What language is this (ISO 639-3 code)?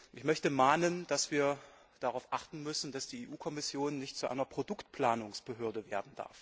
deu